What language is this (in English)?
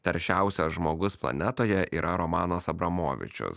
Lithuanian